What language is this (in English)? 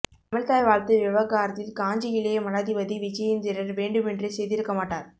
Tamil